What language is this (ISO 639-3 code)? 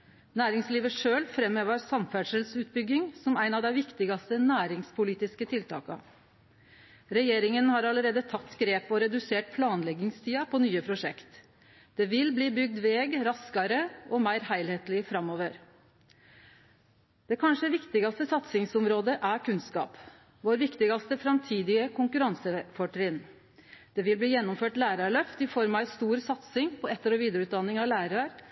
nno